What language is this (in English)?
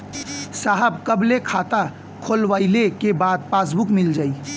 Bhojpuri